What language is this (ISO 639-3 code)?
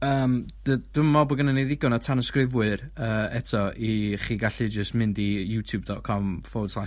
cym